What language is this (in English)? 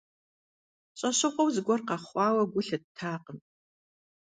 Kabardian